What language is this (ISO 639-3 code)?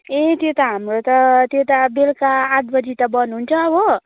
nep